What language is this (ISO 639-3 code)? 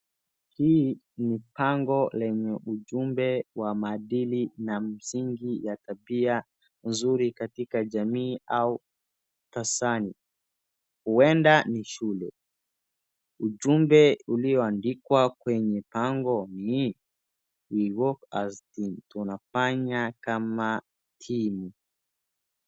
swa